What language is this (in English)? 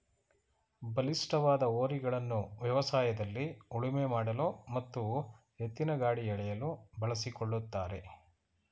Kannada